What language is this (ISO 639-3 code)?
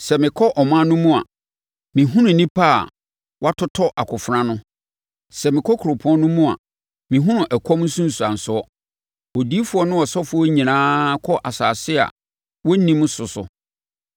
aka